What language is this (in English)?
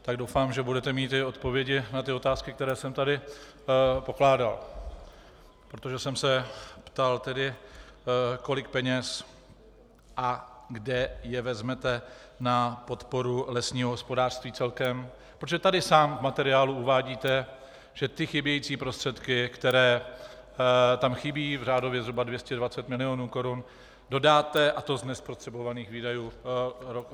Czech